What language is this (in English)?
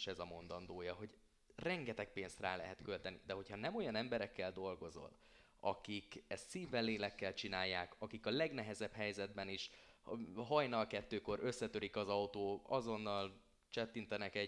Hungarian